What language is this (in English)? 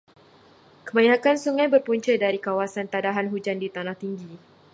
Malay